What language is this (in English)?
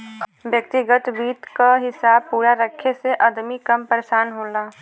Bhojpuri